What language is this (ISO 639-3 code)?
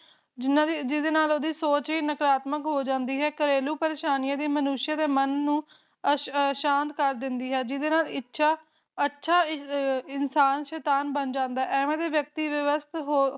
pan